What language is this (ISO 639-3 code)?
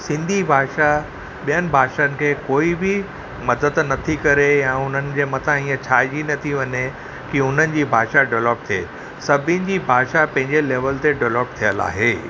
snd